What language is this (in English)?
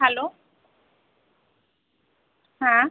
Bangla